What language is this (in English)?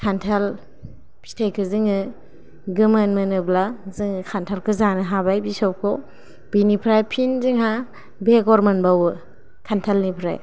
Bodo